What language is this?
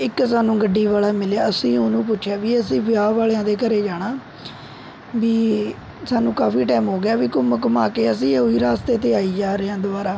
Punjabi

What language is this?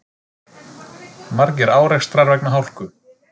Icelandic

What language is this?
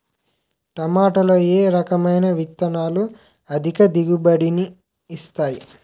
Telugu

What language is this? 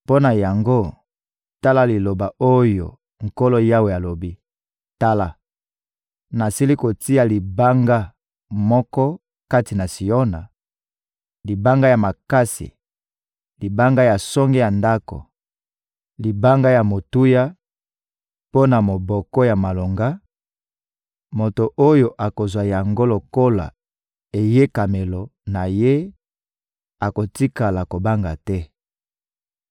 Lingala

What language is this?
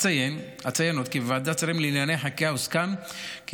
Hebrew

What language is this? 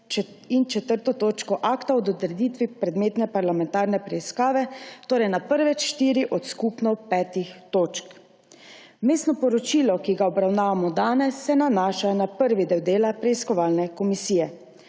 Slovenian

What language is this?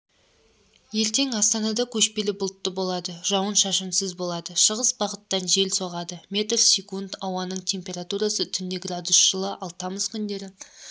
Kazakh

